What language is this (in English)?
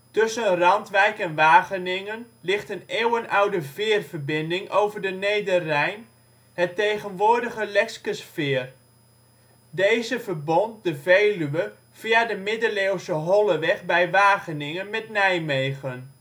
Dutch